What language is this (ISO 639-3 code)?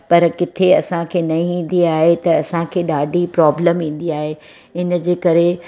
snd